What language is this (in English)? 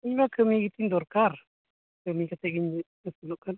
Santali